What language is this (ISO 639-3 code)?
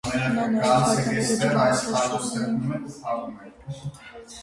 hye